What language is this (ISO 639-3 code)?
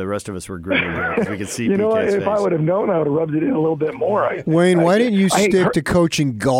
eng